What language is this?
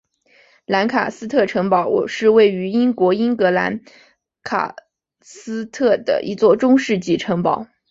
Chinese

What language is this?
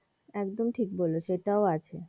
Bangla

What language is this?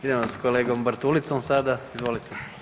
Croatian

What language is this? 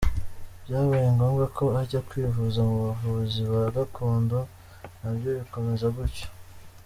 Kinyarwanda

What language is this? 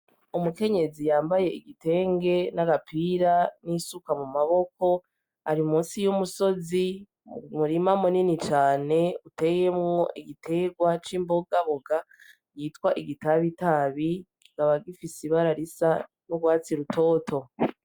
Rundi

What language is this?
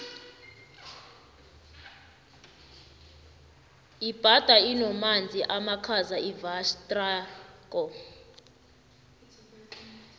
South Ndebele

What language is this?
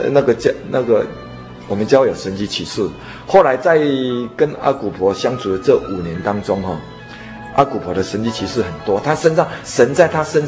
Chinese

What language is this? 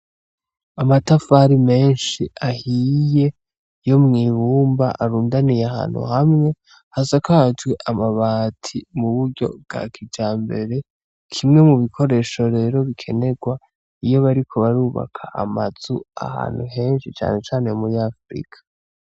Rundi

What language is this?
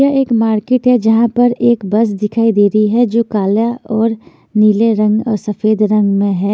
Hindi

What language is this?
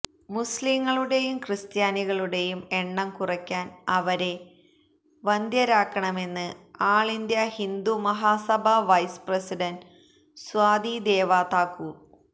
Malayalam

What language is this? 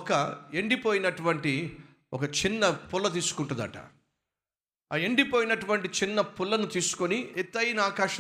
Telugu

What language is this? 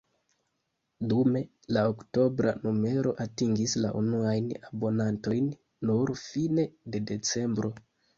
Esperanto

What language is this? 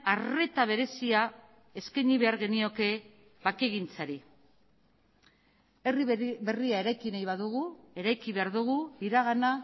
Basque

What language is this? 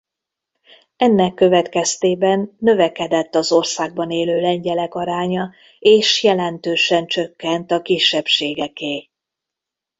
Hungarian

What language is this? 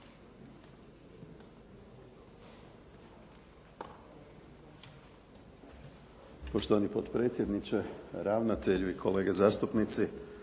Croatian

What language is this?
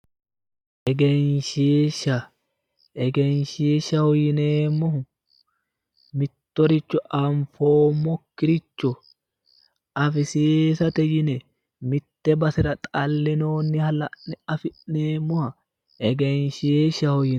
Sidamo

